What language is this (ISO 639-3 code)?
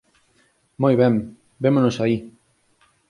glg